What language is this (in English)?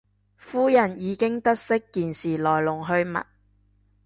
Cantonese